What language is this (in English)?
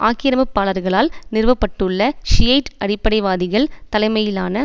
Tamil